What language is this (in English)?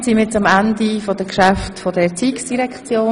Swiss German